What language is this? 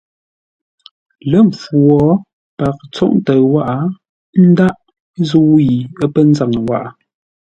Ngombale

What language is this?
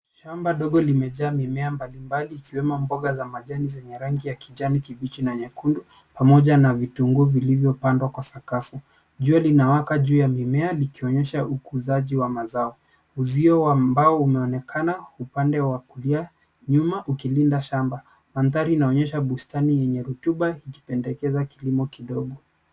Swahili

